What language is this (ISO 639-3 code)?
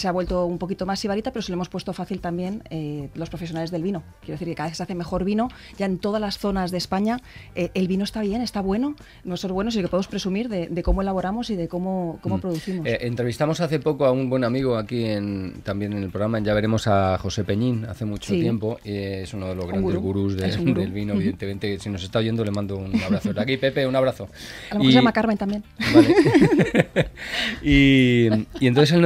spa